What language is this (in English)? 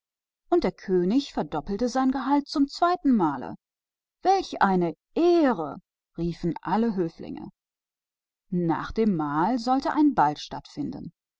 German